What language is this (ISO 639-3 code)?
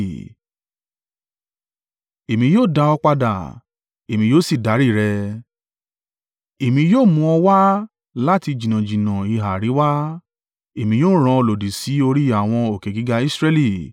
yor